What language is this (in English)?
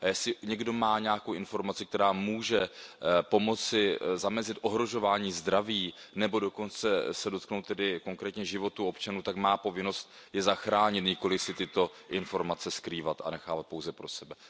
Czech